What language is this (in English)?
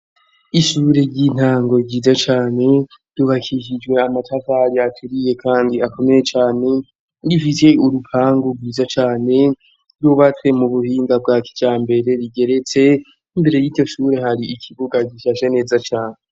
Rundi